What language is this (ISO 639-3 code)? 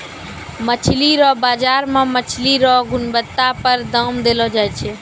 mai